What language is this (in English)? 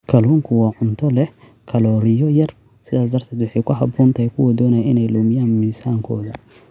Somali